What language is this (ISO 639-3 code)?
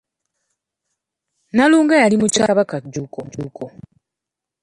lug